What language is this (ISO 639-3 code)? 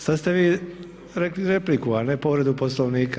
hrv